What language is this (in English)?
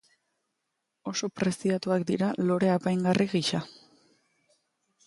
Basque